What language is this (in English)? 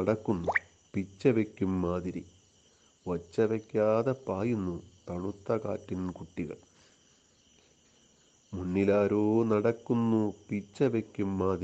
Malayalam